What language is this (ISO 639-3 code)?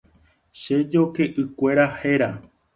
grn